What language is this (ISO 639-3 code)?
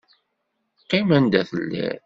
kab